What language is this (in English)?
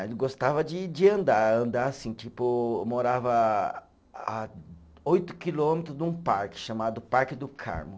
Portuguese